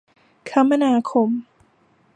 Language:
Thai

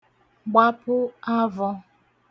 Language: Igbo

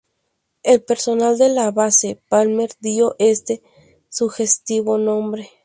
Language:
Spanish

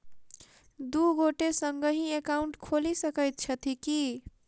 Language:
Maithili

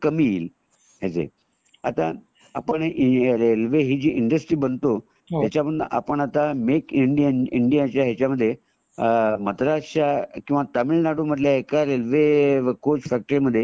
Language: Marathi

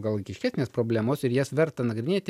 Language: Lithuanian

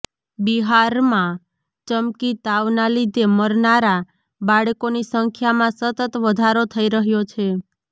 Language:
Gujarati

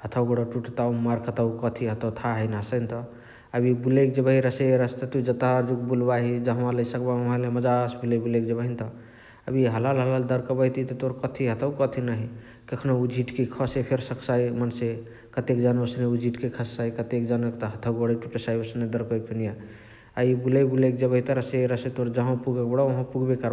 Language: Chitwania Tharu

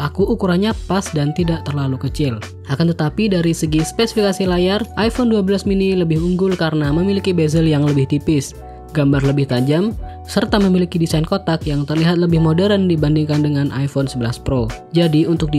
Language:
Indonesian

